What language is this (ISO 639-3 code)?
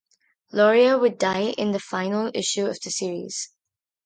eng